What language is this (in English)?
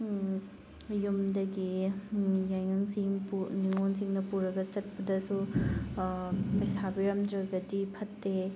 Manipuri